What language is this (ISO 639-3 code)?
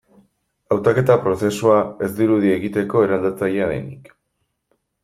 eus